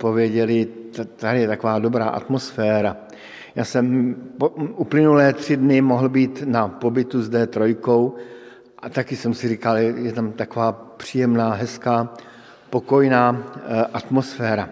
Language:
Czech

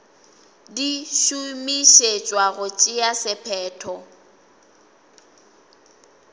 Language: Northern Sotho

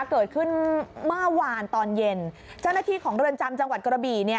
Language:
Thai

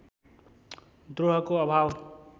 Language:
Nepali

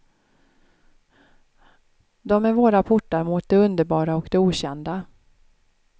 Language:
Swedish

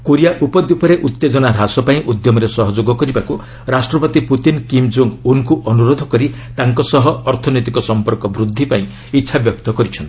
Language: Odia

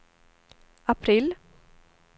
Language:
Swedish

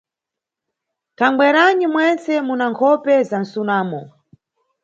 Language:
Nyungwe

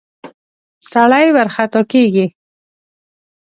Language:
Pashto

